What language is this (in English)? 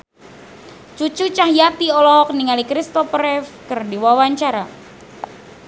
Sundanese